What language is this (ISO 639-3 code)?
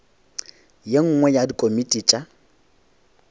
nso